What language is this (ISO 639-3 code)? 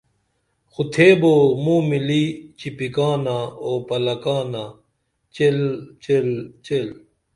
dml